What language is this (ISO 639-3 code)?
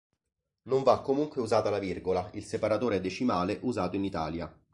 ita